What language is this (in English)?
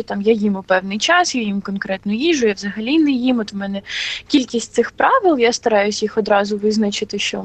Ukrainian